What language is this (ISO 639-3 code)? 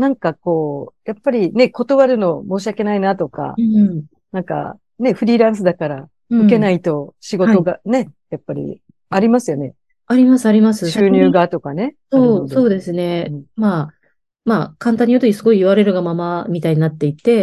jpn